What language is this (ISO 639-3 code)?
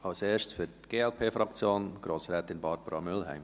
gsw